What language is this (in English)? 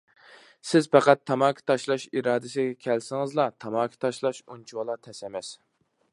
Uyghur